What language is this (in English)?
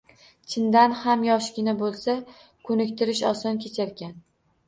Uzbek